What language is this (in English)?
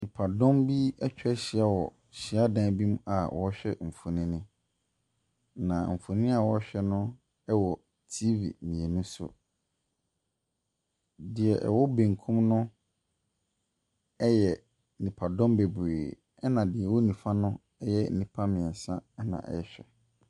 Akan